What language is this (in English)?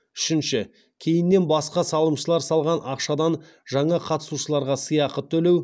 Kazakh